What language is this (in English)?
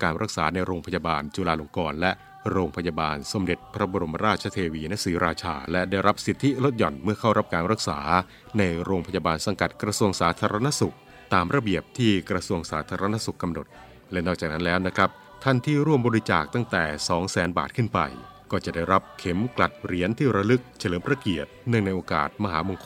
Thai